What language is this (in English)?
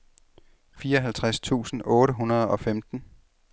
Danish